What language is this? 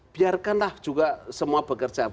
Indonesian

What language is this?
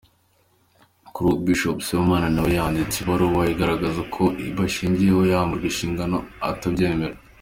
Kinyarwanda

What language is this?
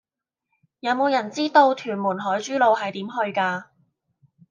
Cantonese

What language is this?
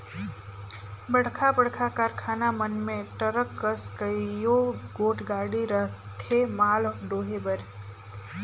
Chhattisgarhi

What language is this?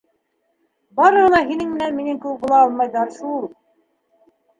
Bashkir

